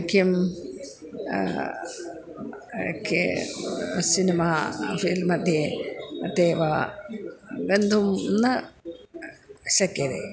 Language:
Sanskrit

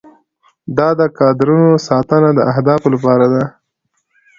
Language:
Pashto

